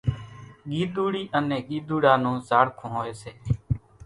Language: Kachi Koli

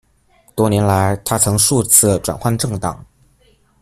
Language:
Chinese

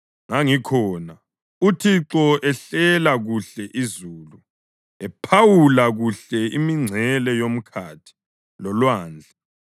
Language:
North Ndebele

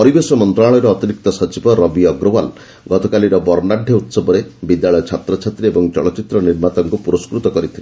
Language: Odia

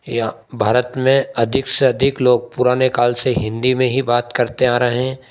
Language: Hindi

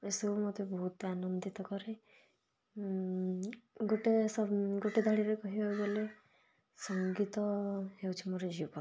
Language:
Odia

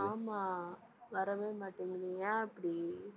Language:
Tamil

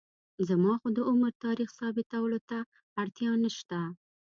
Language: Pashto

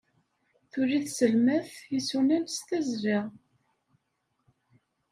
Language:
Kabyle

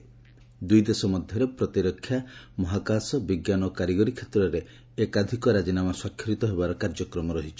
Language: Odia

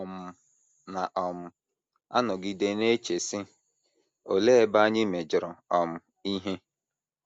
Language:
Igbo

